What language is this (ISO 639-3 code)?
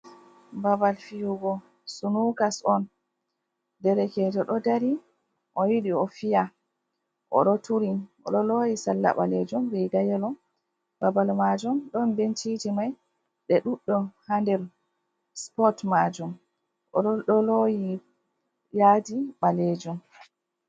ful